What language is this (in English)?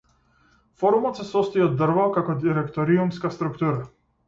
Macedonian